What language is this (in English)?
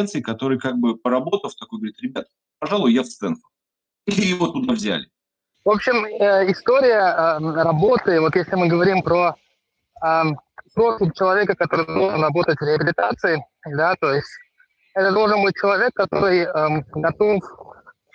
Russian